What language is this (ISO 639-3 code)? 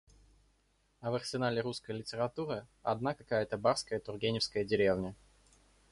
rus